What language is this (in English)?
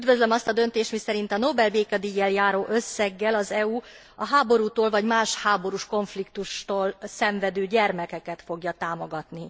Hungarian